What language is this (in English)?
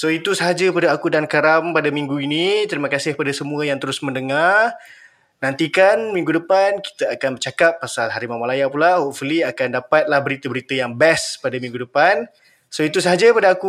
Malay